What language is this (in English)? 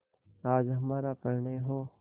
Hindi